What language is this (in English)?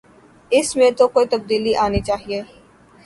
Urdu